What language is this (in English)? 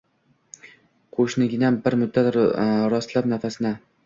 Uzbek